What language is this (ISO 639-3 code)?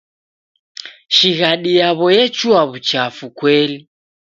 dav